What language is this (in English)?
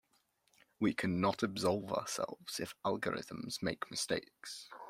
English